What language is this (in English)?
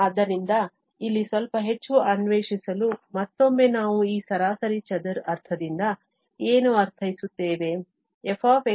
Kannada